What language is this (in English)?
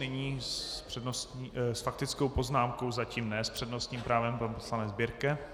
Czech